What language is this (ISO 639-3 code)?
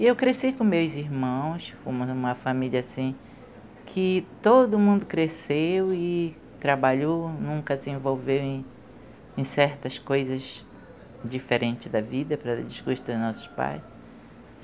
por